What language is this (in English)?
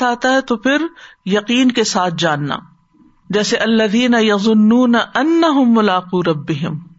Urdu